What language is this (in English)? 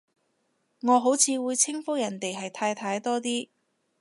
Cantonese